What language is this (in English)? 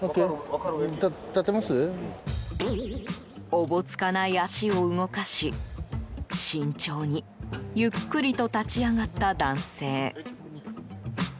Japanese